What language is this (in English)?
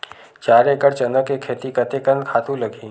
Chhattisgarhi